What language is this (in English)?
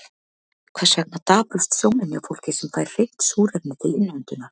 Icelandic